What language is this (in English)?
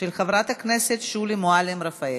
Hebrew